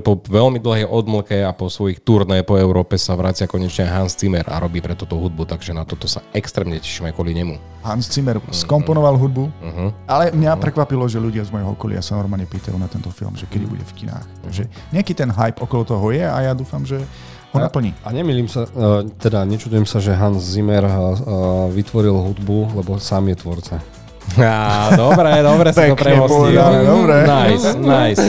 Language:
Slovak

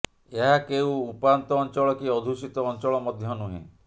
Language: Odia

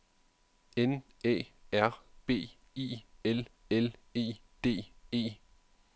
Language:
Danish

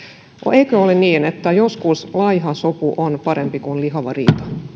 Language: Finnish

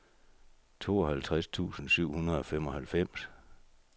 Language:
Danish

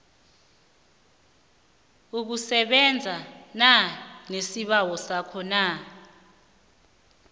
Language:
South Ndebele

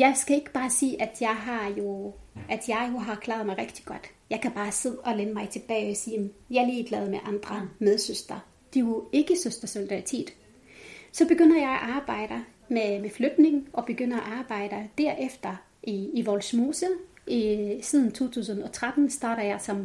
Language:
Danish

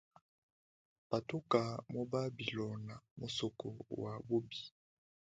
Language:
Luba-Lulua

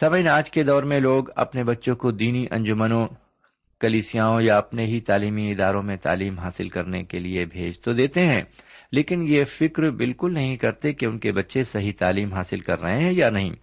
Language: Urdu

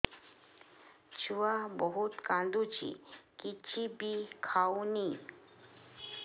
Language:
Odia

